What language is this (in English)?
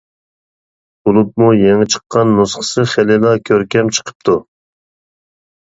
Uyghur